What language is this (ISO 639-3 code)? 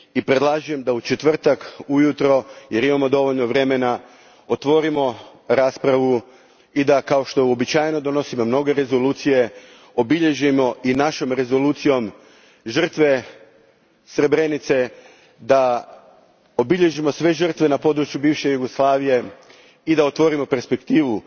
hrv